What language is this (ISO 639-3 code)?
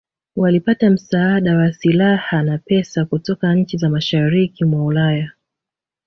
swa